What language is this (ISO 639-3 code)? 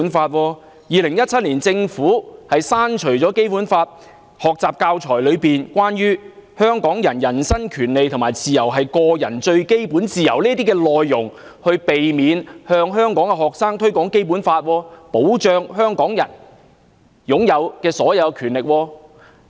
yue